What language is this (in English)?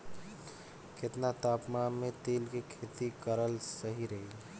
Bhojpuri